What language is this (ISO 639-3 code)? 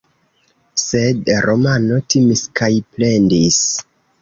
epo